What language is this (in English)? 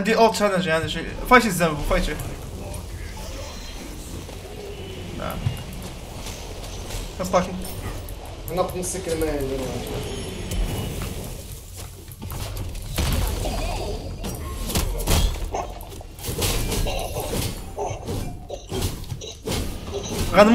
Arabic